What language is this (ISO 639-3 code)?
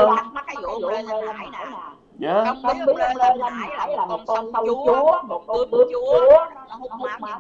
vie